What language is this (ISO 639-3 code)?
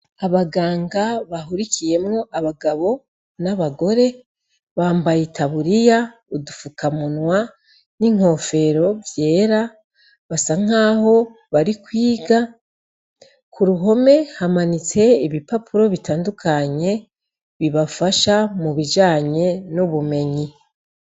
run